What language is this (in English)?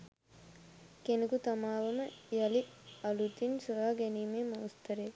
Sinhala